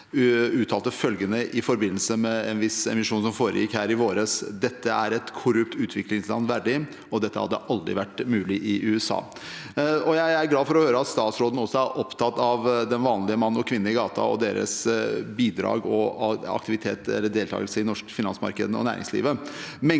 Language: Norwegian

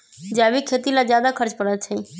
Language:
Magahi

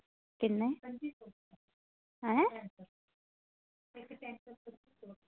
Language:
Dogri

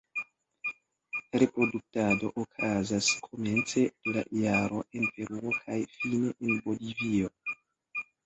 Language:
Esperanto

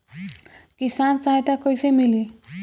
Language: Bhojpuri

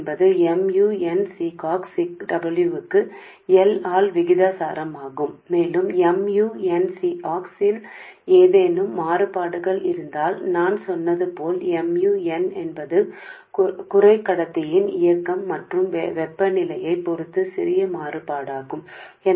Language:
Telugu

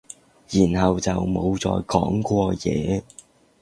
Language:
Cantonese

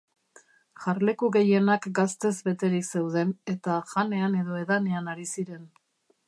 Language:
Basque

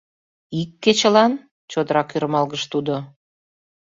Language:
Mari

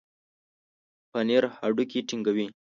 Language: Pashto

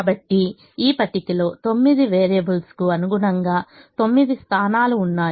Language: Telugu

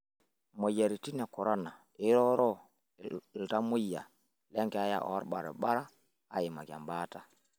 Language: Masai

